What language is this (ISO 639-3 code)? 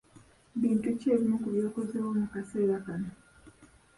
lug